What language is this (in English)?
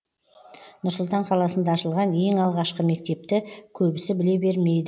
Kazakh